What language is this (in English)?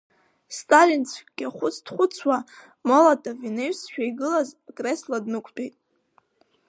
Abkhazian